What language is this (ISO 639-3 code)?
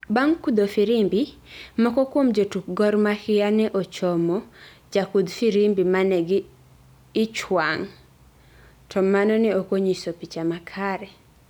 luo